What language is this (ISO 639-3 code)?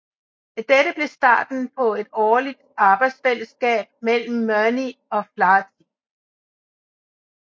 dan